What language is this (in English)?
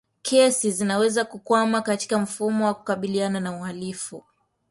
Swahili